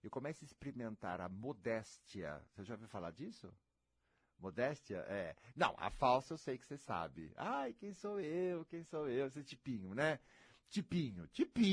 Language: Portuguese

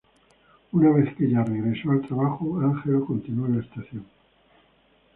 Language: Spanish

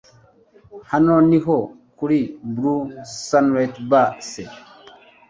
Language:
Kinyarwanda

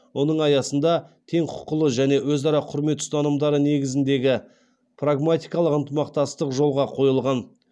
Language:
Kazakh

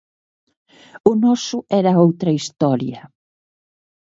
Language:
Galician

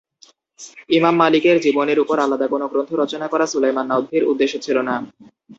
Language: Bangla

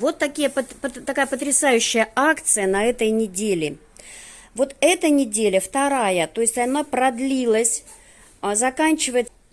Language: Russian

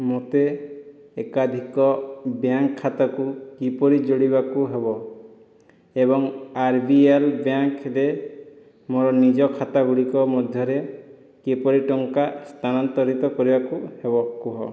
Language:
Odia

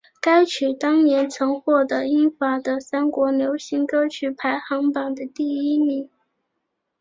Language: Chinese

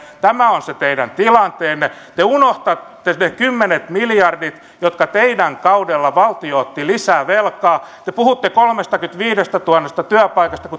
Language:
Finnish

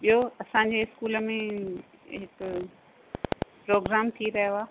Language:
Sindhi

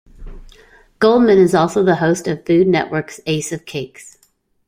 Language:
English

